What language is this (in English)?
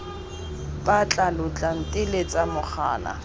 Tswana